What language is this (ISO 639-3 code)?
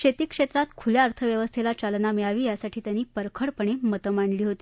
mar